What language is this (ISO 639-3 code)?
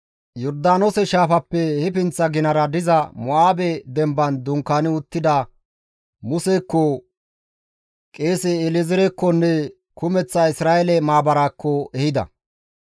gmv